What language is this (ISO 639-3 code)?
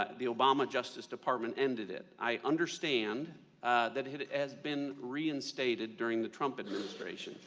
eng